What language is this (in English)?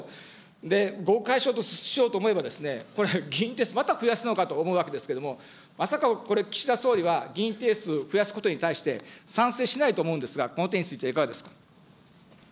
Japanese